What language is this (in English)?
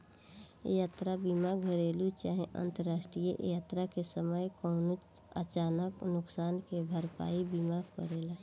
Bhojpuri